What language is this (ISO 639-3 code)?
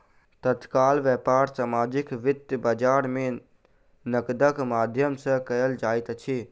mai